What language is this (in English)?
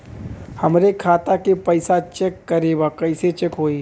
Bhojpuri